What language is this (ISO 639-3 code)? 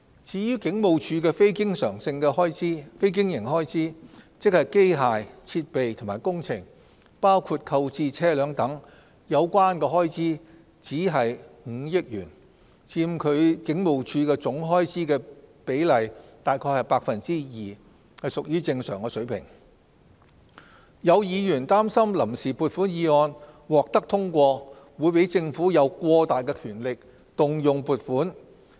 yue